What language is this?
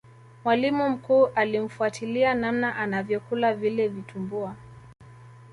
Swahili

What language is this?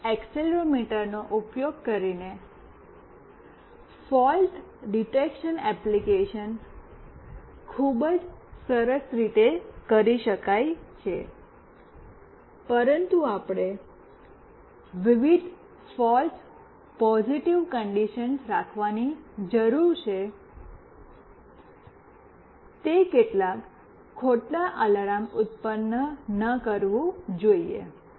Gujarati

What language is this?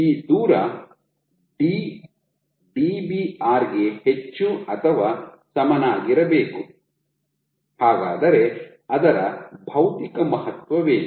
Kannada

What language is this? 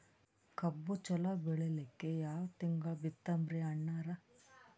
Kannada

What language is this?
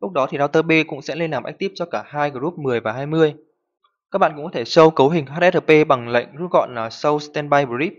Vietnamese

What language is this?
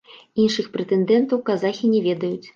Belarusian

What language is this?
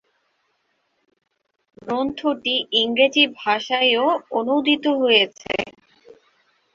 Bangla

